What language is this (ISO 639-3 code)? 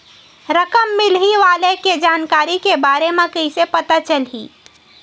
hne